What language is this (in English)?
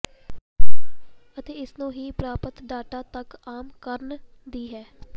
Punjabi